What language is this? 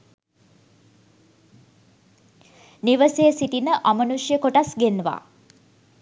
Sinhala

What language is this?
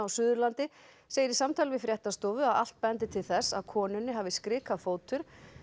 Icelandic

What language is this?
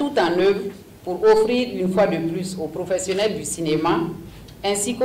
French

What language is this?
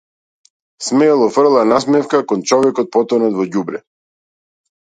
Macedonian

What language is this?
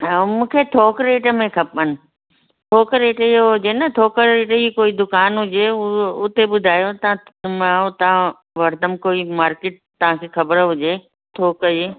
Sindhi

